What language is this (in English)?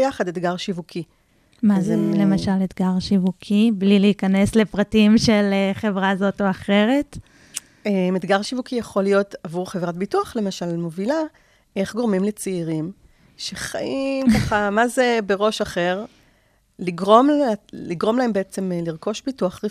Hebrew